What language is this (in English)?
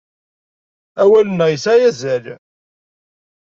Kabyle